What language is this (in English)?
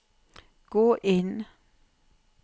Norwegian